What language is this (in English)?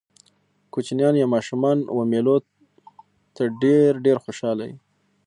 Pashto